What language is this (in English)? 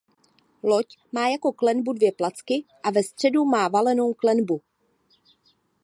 Czech